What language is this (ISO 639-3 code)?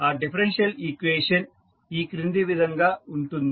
tel